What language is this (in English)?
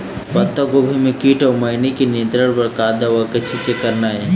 Chhattisgarhi